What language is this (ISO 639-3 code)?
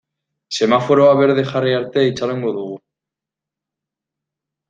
eus